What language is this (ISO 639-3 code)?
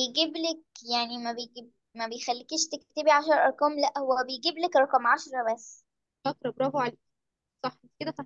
ara